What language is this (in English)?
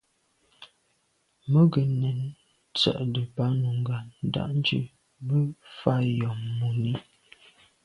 Medumba